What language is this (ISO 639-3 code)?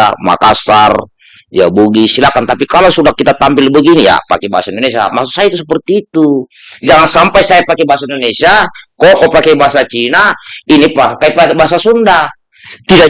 ind